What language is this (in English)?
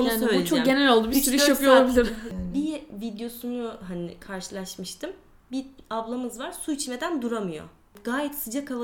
Turkish